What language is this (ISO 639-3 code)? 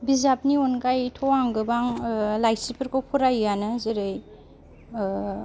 brx